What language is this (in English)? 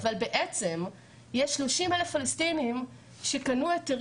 Hebrew